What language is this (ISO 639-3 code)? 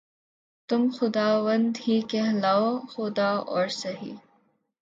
urd